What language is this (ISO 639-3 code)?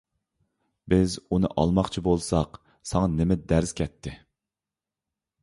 uig